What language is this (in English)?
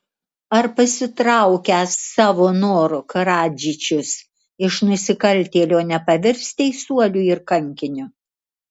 Lithuanian